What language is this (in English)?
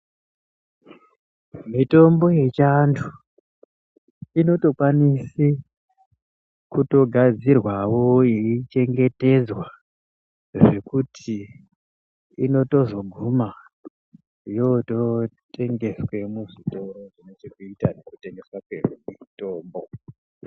Ndau